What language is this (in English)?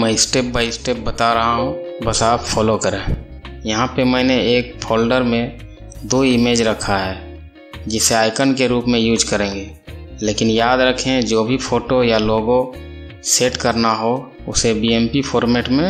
Hindi